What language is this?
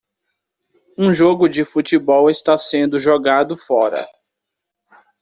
Portuguese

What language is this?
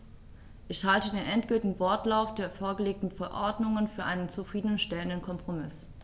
German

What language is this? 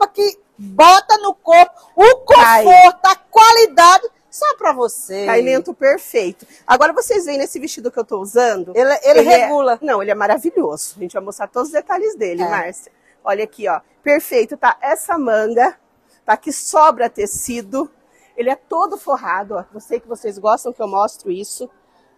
Portuguese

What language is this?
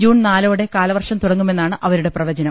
Malayalam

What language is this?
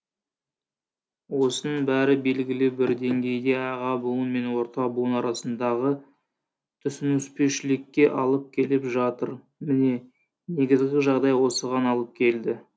Kazakh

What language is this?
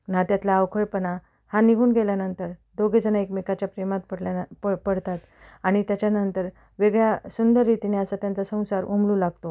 Marathi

